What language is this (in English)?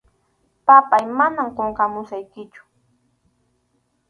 Arequipa-La Unión Quechua